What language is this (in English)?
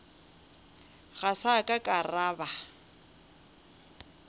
Northern Sotho